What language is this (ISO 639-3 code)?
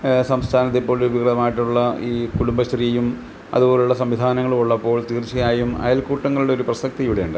mal